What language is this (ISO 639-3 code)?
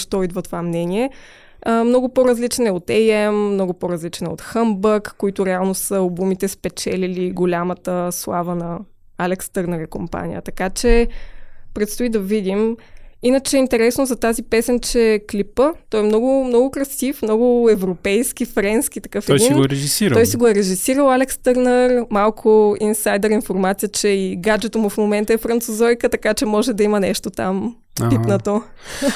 bul